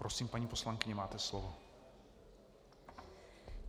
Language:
Czech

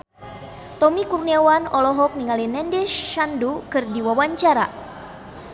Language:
Sundanese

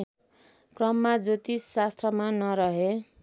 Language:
Nepali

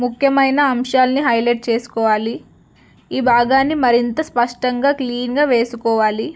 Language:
Telugu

